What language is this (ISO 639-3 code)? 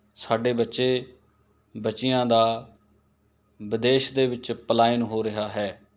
pan